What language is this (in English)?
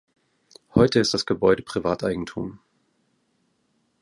German